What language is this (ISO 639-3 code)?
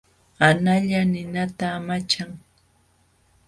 qxw